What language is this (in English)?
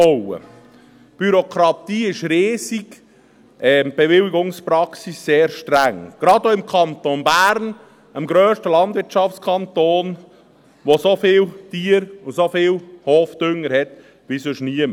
Swiss German